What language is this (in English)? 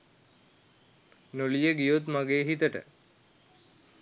Sinhala